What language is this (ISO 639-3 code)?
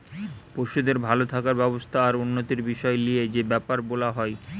ben